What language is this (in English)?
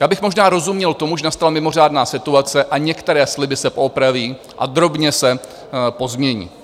Czech